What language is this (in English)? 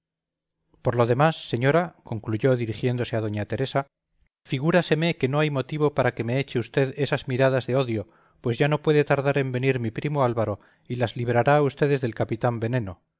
Spanish